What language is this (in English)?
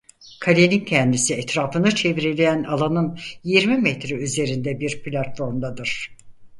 Turkish